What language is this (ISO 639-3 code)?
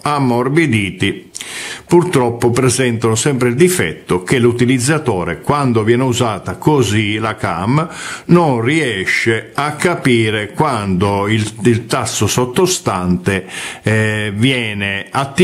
ita